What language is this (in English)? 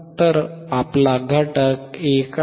Marathi